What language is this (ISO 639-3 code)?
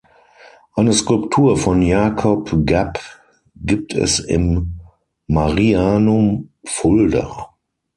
deu